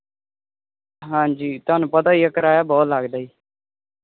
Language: Punjabi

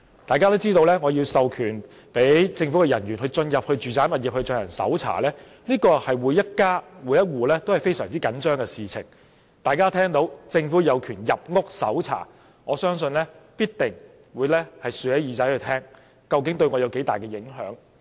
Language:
Cantonese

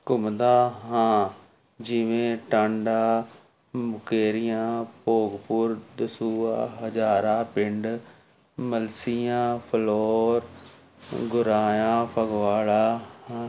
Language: Punjabi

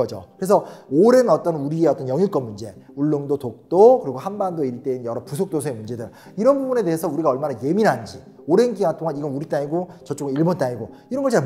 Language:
Korean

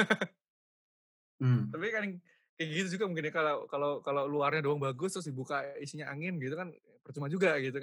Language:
Indonesian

